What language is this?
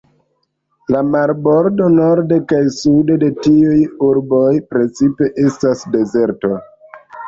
Esperanto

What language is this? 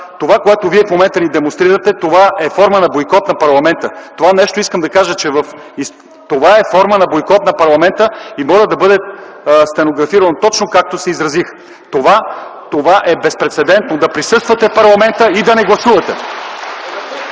Bulgarian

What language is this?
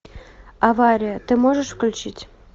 Russian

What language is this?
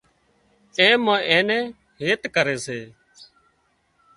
Wadiyara Koli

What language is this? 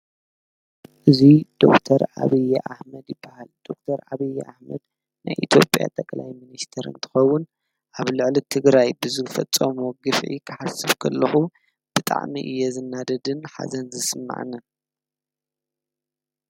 Tigrinya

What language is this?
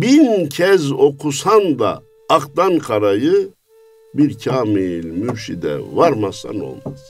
Turkish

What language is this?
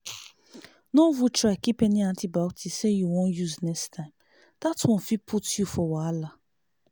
Nigerian Pidgin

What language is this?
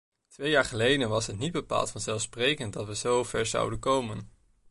Dutch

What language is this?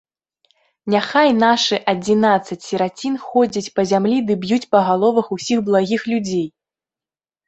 Belarusian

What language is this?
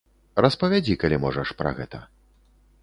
Belarusian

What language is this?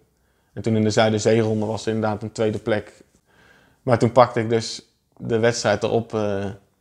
Dutch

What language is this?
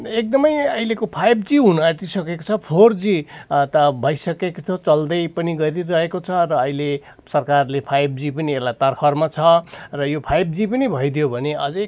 Nepali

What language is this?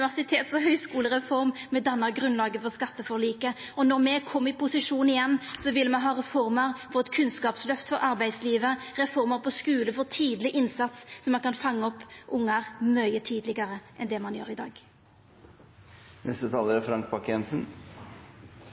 Norwegian Nynorsk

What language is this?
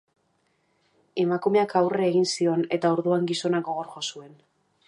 Basque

